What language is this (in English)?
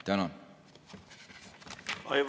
Estonian